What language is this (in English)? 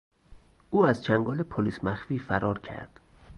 Persian